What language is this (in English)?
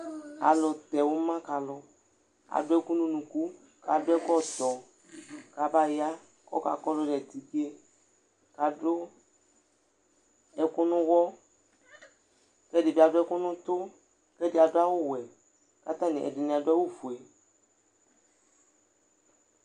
Ikposo